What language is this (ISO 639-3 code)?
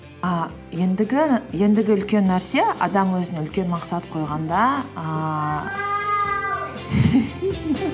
kaz